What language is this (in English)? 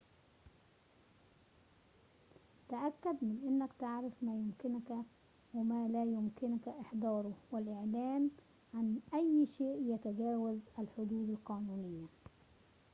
Arabic